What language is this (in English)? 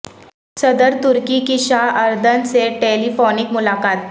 Urdu